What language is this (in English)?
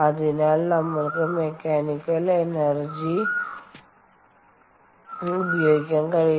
Malayalam